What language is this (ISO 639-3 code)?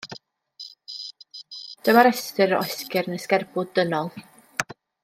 cym